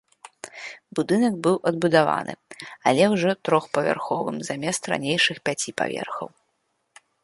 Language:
Belarusian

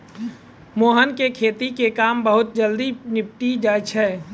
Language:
Maithili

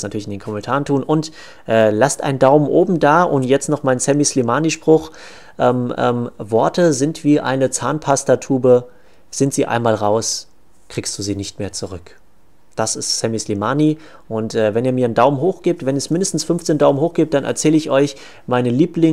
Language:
German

